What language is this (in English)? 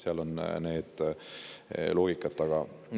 Estonian